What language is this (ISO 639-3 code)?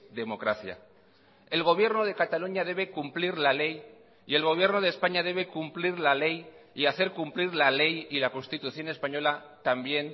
spa